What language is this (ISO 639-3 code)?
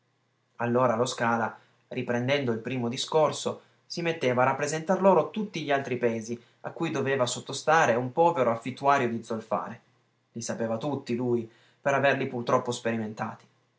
ita